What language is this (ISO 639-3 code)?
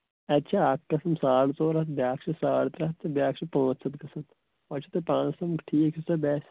kas